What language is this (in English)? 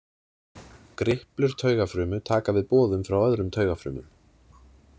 Icelandic